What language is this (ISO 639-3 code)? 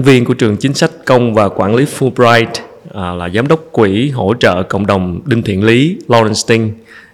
vie